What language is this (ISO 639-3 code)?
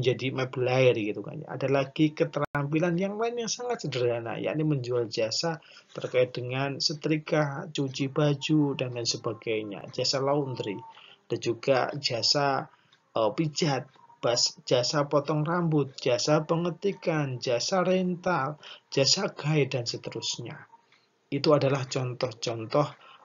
ind